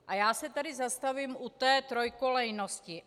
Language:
Czech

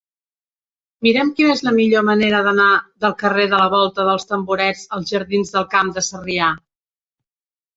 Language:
Catalan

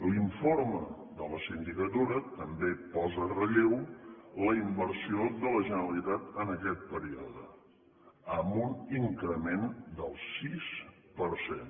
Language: Catalan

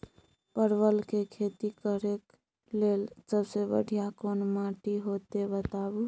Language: Maithili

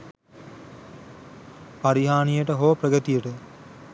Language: Sinhala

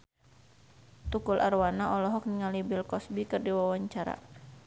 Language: Sundanese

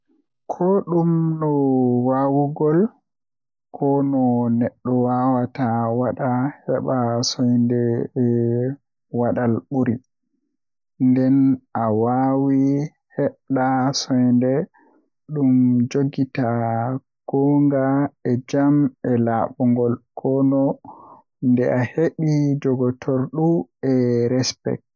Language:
Western Niger Fulfulde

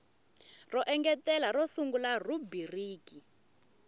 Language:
Tsonga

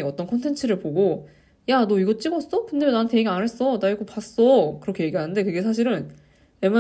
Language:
Korean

